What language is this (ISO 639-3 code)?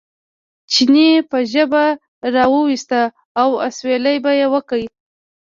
pus